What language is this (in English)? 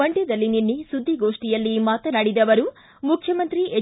Kannada